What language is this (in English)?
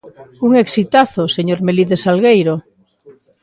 Galician